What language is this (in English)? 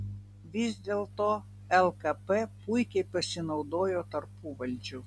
Lithuanian